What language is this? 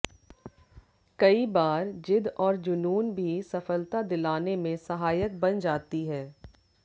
Hindi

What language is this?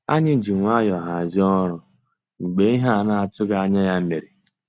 Igbo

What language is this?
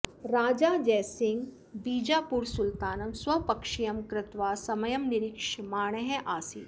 Sanskrit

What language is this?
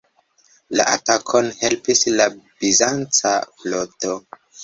Esperanto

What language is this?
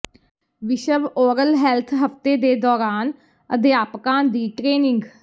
Punjabi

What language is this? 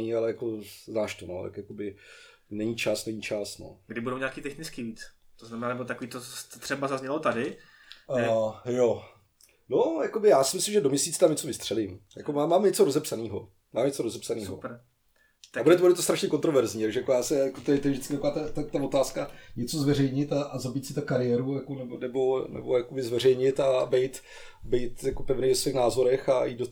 Czech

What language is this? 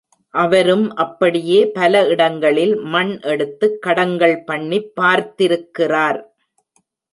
Tamil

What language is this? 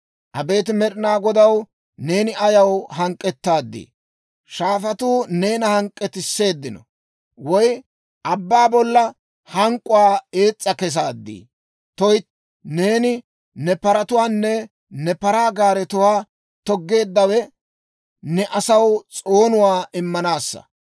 Dawro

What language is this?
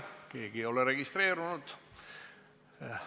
Estonian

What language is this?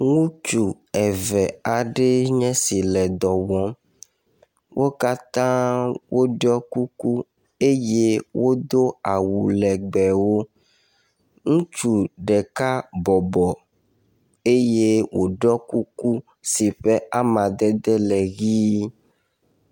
Ewe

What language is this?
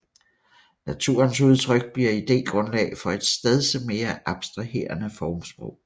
Danish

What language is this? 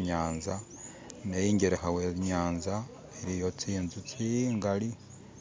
Masaaba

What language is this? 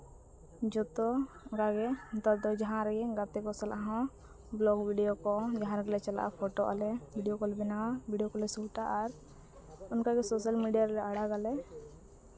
Santali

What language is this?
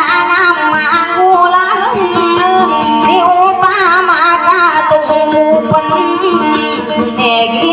Thai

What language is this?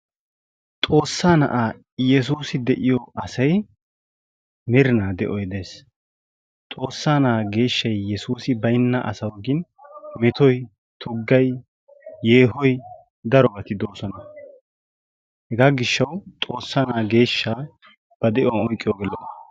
Wolaytta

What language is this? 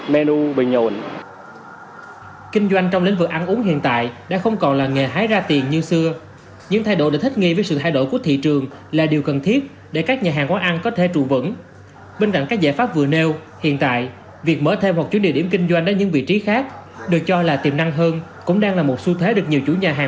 Vietnamese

